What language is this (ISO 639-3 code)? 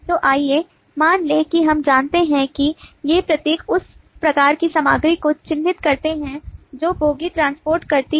hin